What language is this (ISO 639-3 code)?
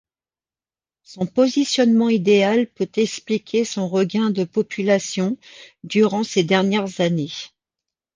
fra